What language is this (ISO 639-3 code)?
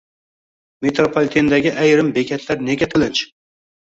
uzb